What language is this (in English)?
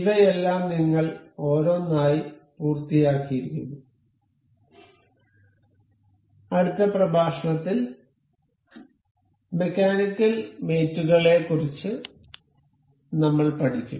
Malayalam